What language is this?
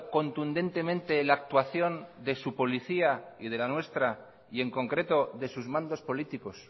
Spanish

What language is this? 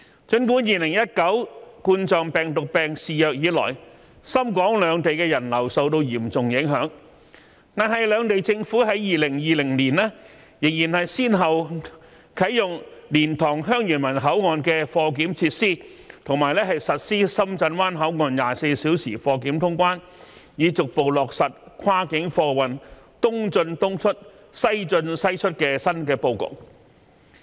Cantonese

